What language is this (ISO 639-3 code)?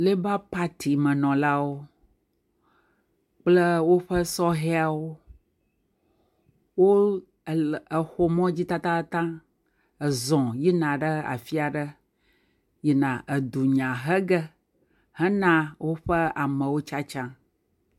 ewe